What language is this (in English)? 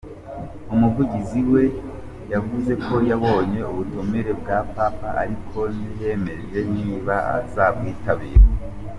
Kinyarwanda